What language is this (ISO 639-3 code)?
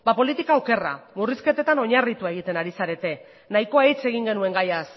eus